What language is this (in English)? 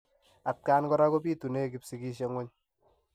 Kalenjin